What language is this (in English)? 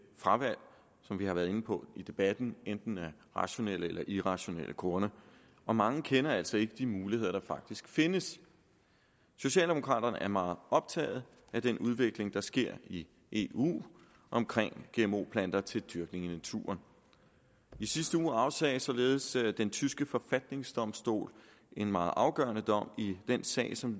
Danish